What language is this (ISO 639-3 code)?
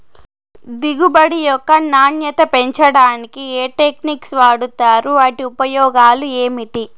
tel